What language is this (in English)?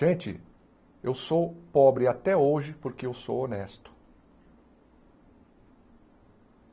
Portuguese